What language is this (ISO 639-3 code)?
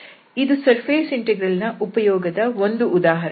kan